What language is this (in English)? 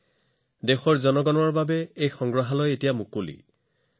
Assamese